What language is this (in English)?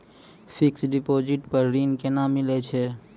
Maithili